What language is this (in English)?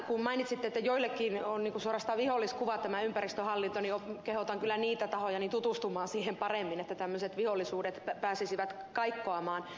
Finnish